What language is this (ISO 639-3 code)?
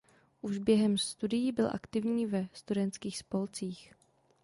ces